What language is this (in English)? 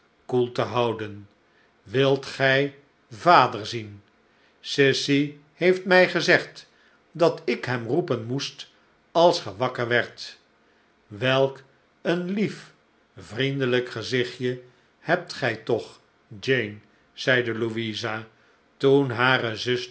Dutch